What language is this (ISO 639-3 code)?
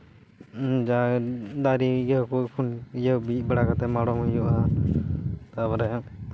sat